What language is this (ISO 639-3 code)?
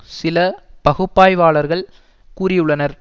tam